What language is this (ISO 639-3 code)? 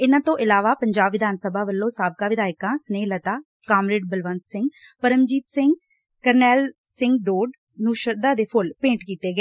pan